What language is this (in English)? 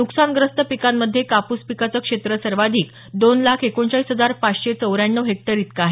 Marathi